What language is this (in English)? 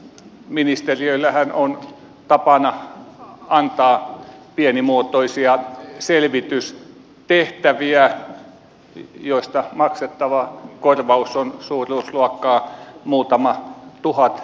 Finnish